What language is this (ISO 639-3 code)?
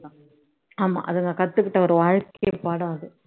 tam